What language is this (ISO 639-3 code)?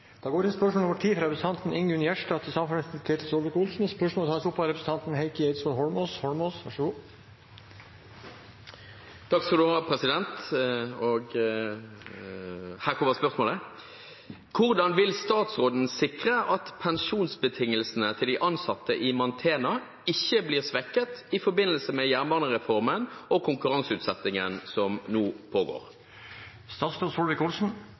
nor